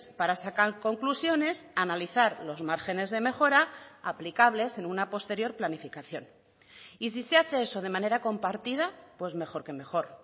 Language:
Spanish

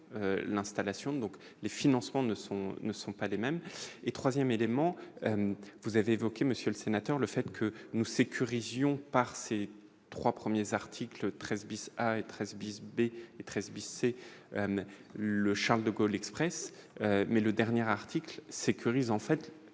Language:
French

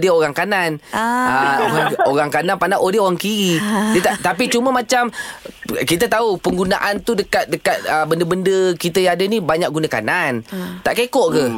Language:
Malay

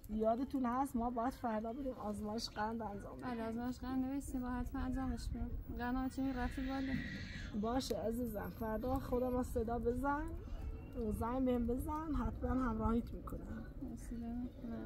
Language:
Persian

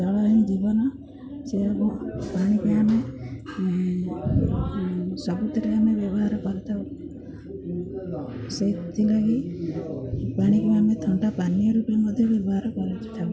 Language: Odia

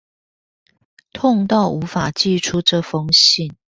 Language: Chinese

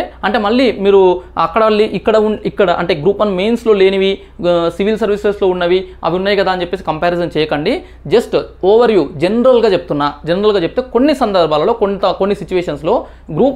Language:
Telugu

